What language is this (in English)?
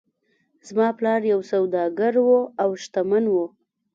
Pashto